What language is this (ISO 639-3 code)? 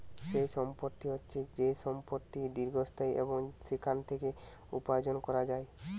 ben